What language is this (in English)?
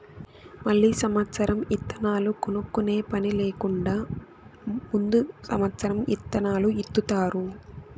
Telugu